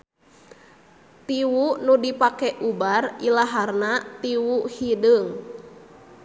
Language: Sundanese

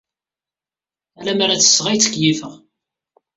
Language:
Kabyle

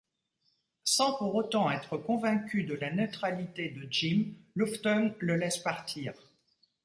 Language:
French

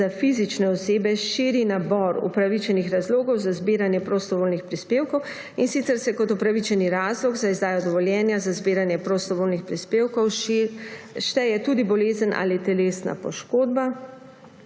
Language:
Slovenian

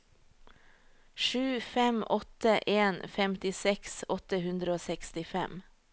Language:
Norwegian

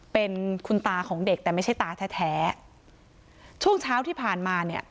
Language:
Thai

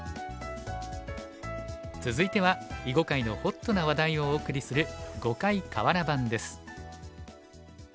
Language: Japanese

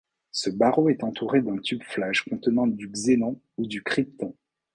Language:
French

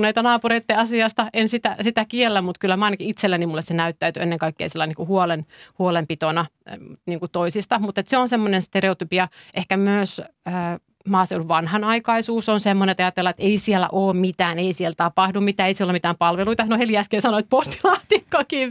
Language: Finnish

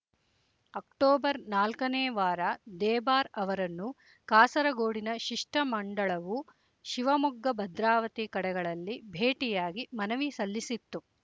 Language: Kannada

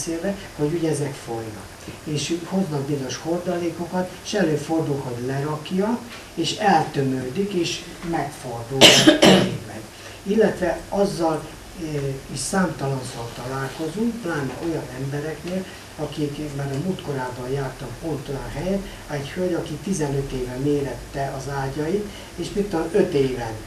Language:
Hungarian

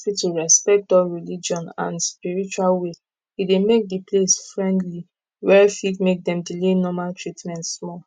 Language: Nigerian Pidgin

